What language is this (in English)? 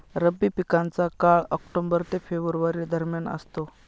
Marathi